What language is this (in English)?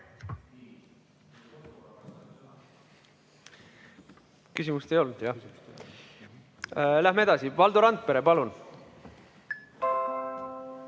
Estonian